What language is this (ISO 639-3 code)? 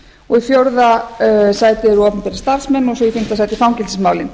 isl